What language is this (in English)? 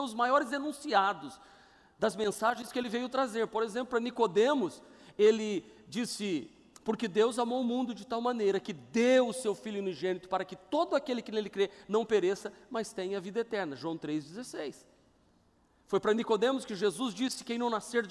Portuguese